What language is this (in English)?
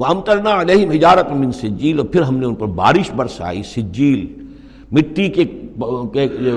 Urdu